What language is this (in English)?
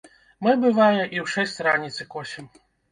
Belarusian